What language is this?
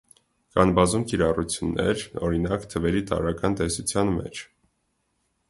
Armenian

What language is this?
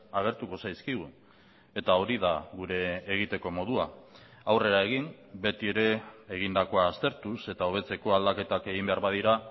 Basque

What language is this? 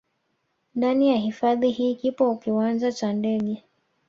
Swahili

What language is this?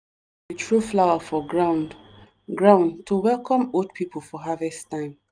Nigerian Pidgin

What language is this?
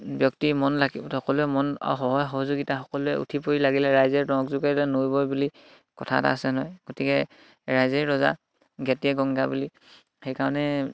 Assamese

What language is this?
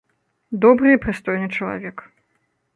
Belarusian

